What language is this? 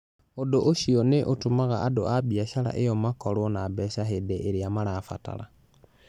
Kikuyu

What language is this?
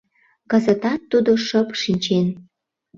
Mari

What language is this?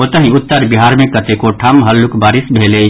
Maithili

